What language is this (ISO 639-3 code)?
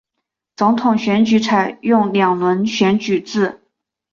zho